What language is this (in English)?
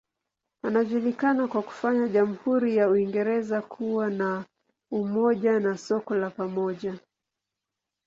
Swahili